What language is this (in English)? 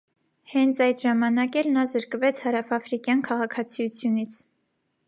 Armenian